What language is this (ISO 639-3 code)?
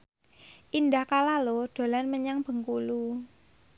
jav